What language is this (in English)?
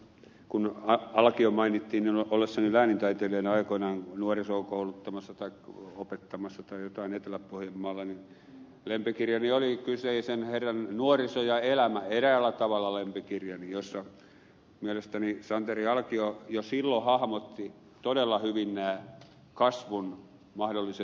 Finnish